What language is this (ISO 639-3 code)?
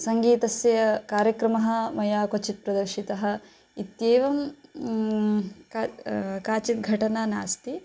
san